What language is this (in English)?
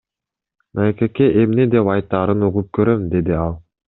Kyrgyz